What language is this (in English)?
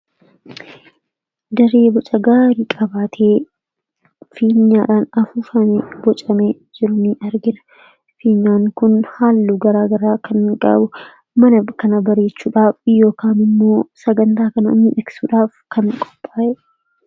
Oromo